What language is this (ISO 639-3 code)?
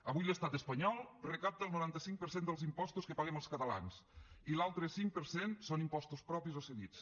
cat